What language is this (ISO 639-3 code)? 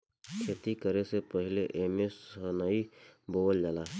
bho